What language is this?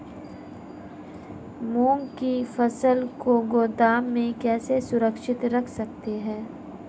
Hindi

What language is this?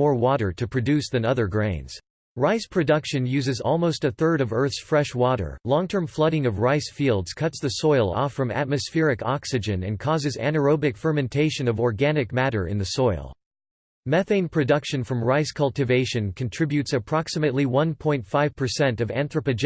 English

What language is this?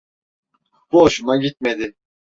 Turkish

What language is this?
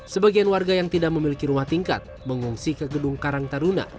Indonesian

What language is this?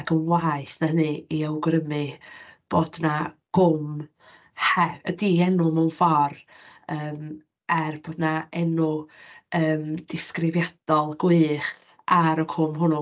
Welsh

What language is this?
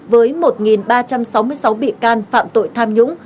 Vietnamese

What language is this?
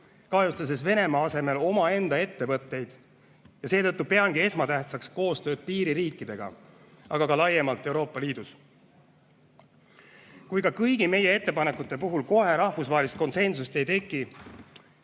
Estonian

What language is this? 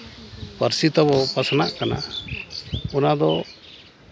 Santali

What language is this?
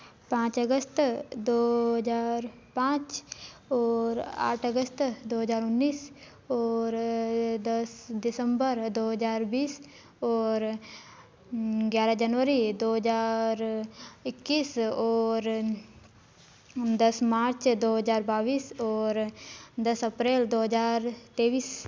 Hindi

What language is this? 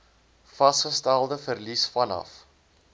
Afrikaans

